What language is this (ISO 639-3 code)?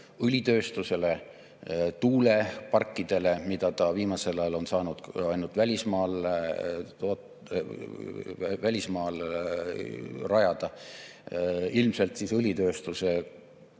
est